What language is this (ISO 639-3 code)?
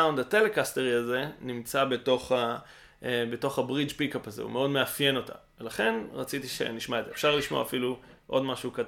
heb